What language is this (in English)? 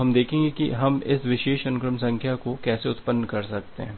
Hindi